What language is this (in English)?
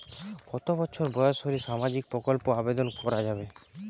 Bangla